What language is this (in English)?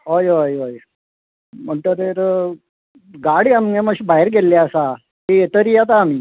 Konkani